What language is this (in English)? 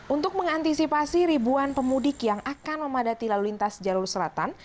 Indonesian